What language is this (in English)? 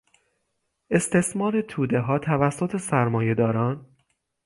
Persian